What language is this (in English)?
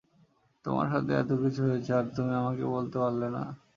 Bangla